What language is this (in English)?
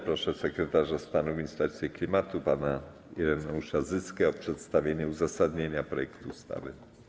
Polish